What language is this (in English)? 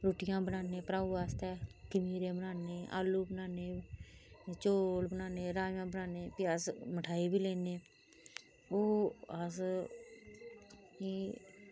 Dogri